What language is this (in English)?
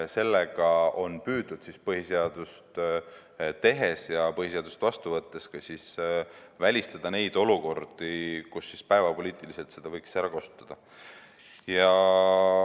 Estonian